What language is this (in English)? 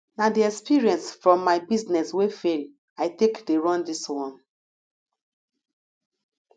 Nigerian Pidgin